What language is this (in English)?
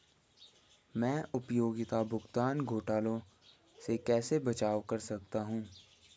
Hindi